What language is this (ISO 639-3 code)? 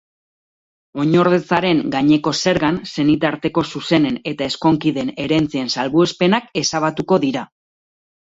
eus